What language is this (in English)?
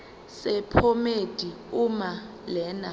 Zulu